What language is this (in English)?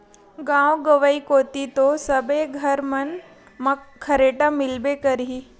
Chhattisgarhi